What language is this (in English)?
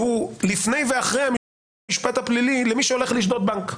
Hebrew